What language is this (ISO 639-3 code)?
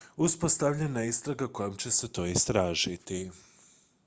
hrv